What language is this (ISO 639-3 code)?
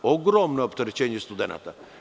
srp